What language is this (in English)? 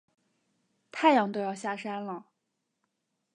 Chinese